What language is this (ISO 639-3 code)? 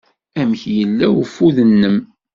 kab